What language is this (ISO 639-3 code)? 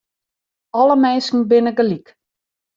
fry